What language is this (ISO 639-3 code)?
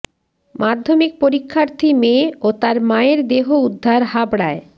ben